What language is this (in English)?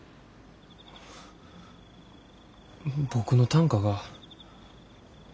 Japanese